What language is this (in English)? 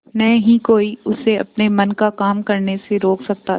Hindi